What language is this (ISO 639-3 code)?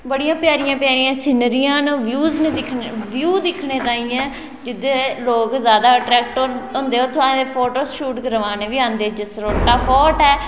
doi